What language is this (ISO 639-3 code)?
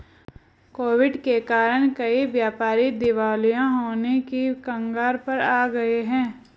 hin